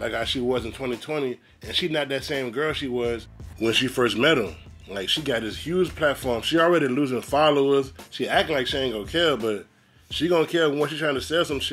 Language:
English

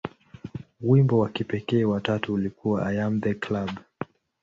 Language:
Swahili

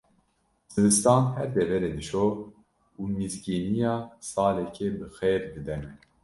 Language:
Kurdish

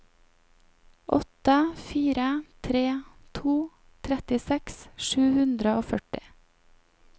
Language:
Norwegian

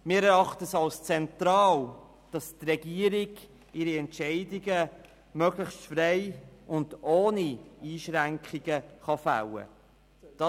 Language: Swiss German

